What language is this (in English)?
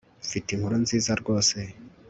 Kinyarwanda